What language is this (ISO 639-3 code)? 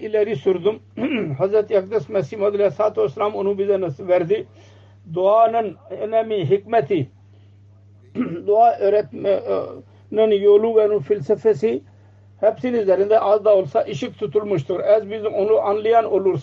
tur